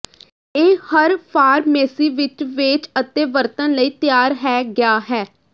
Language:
Punjabi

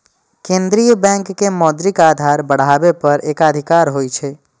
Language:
Maithili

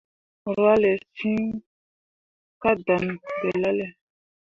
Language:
Mundang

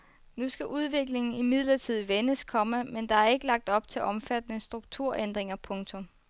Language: Danish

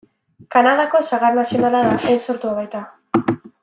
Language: Basque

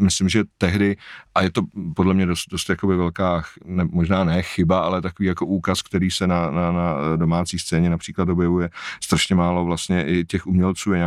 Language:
Czech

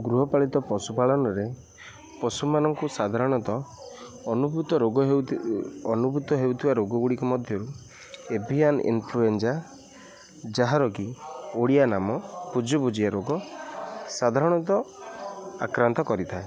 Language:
Odia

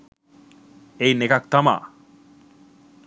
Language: Sinhala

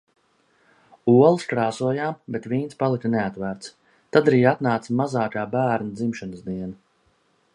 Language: Latvian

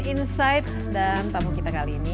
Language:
Indonesian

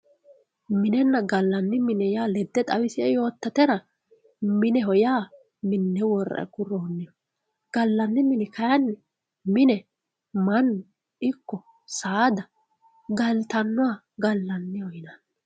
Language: Sidamo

